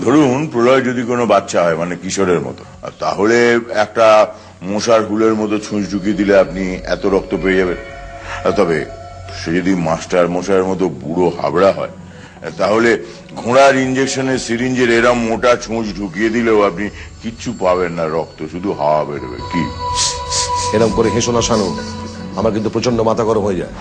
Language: Romanian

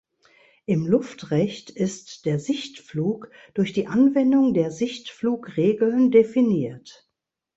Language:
German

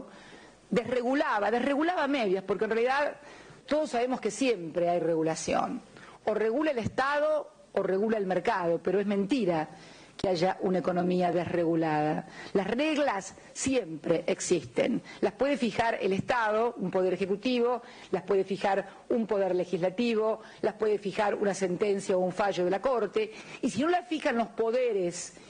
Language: Spanish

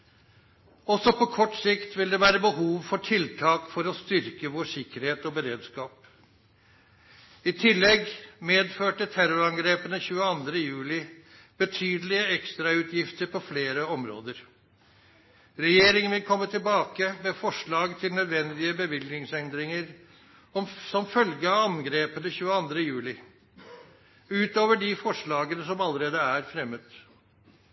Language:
Norwegian Nynorsk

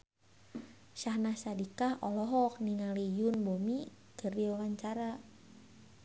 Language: Sundanese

